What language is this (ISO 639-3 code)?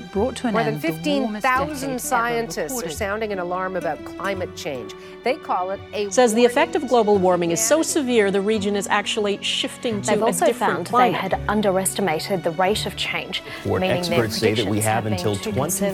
eng